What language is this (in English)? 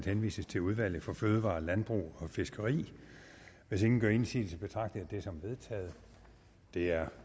Danish